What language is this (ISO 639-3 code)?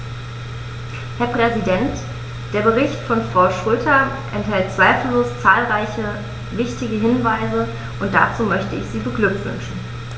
deu